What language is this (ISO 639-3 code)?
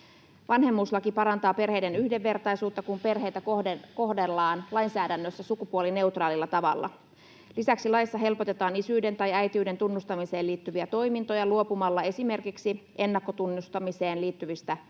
fin